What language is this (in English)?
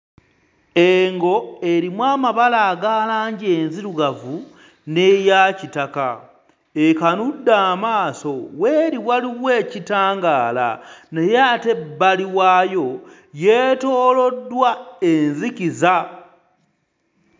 Ganda